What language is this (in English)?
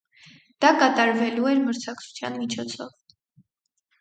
Armenian